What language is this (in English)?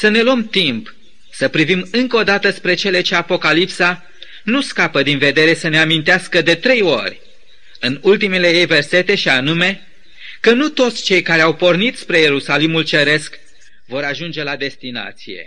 Romanian